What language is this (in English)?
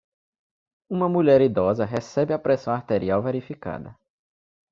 Portuguese